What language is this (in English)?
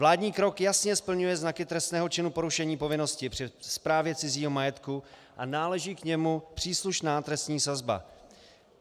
Czech